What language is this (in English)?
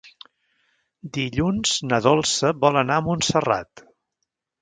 Catalan